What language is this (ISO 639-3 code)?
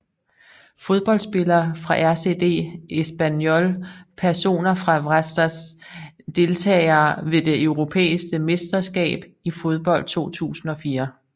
dan